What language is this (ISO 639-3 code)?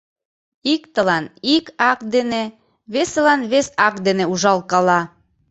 chm